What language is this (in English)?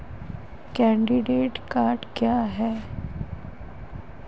Hindi